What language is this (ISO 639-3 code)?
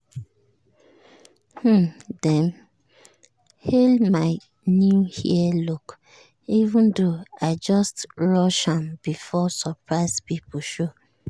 pcm